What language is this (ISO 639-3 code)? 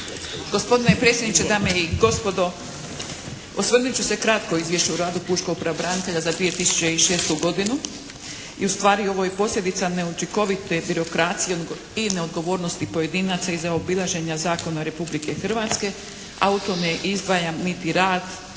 hrv